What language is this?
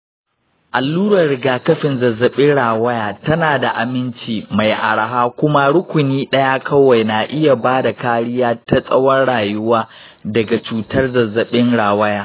Hausa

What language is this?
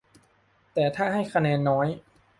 Thai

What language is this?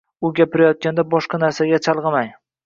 Uzbek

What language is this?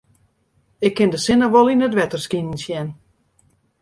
Western Frisian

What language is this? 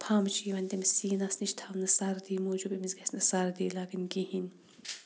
Kashmiri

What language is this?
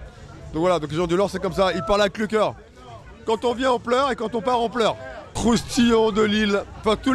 French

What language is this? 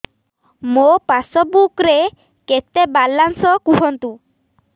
Odia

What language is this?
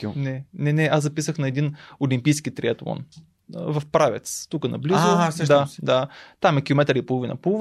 Bulgarian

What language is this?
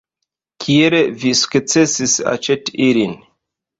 Esperanto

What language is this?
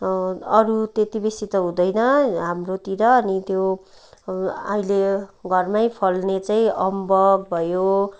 Nepali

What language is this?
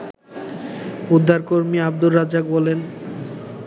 Bangla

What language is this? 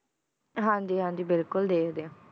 Punjabi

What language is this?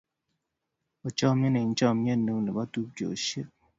Kalenjin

